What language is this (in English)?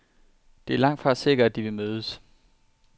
Danish